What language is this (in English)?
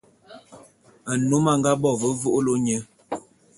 Bulu